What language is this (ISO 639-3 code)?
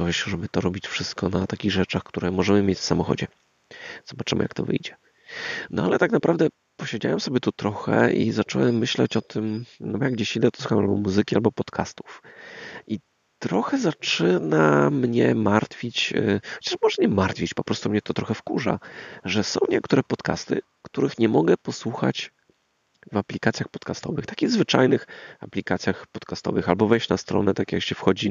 pol